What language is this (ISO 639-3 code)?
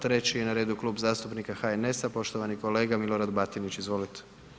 hrv